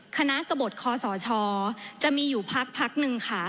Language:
Thai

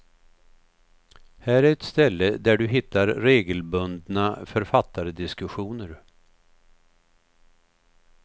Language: Swedish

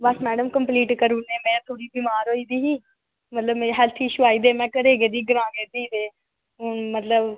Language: Dogri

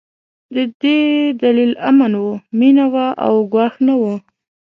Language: Pashto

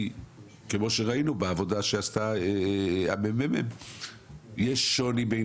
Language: Hebrew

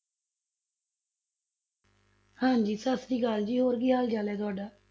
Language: Punjabi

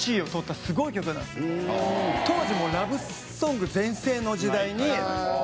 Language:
Japanese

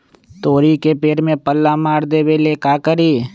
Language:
Magahi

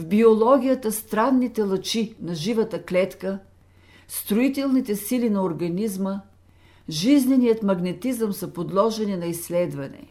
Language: Bulgarian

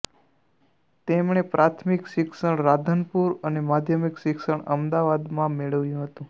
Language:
Gujarati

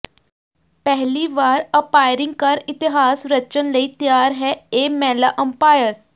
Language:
Punjabi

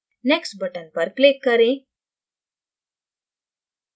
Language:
Hindi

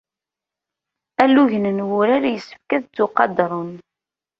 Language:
Kabyle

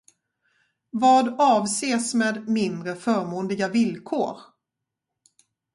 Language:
Swedish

